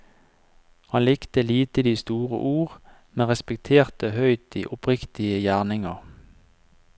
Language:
Norwegian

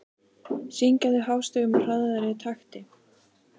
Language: Icelandic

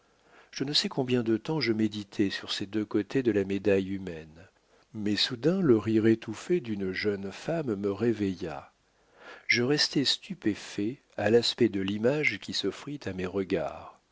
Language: French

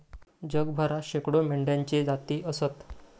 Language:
Marathi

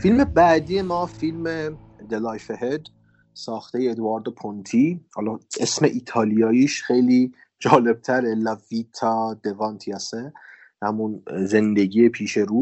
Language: Persian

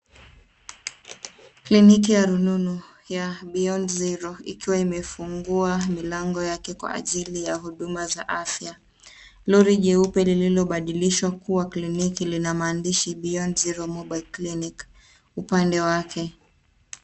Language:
Swahili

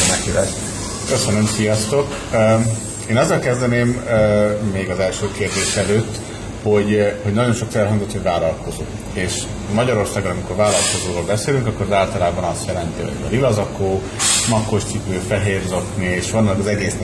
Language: Hungarian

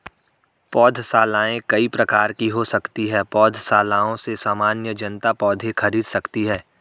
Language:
Hindi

